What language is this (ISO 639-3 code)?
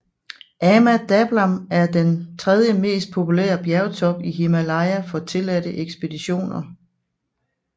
dan